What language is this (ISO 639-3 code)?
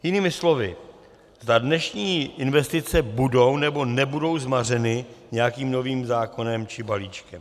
ces